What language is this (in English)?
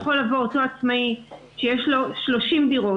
Hebrew